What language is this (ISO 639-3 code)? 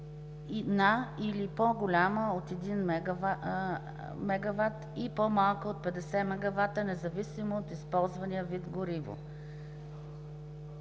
bul